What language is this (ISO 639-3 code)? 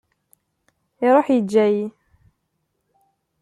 kab